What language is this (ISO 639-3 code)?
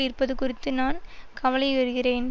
tam